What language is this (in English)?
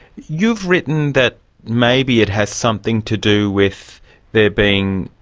English